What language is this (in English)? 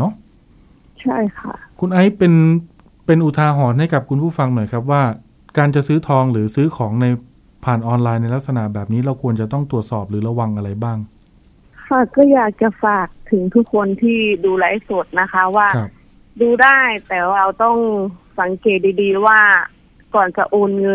Thai